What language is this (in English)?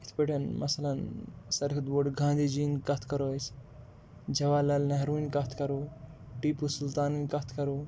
Kashmiri